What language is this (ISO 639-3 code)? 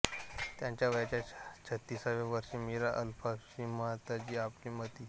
mar